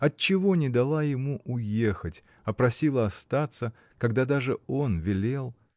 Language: Russian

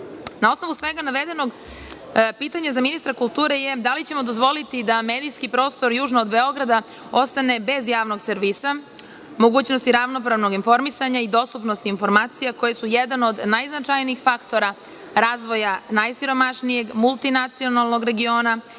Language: Serbian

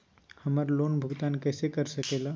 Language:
Magahi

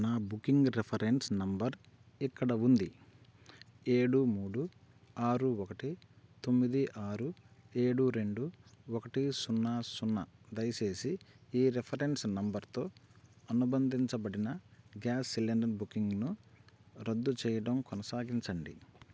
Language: Telugu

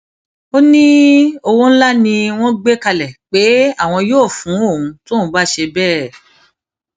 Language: Yoruba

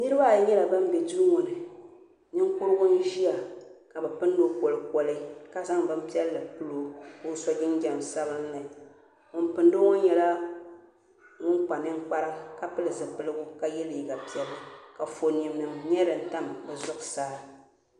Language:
Dagbani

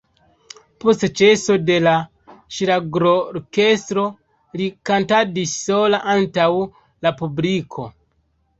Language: Esperanto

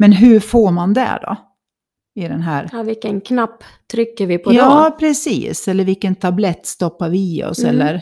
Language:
Swedish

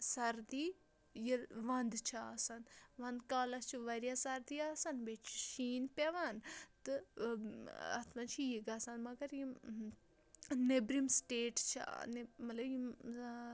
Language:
Kashmiri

